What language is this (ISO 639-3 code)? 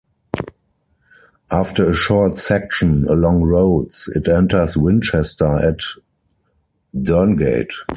eng